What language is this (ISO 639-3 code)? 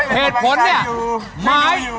tha